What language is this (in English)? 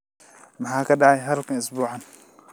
Somali